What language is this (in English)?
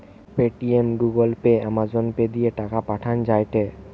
Bangla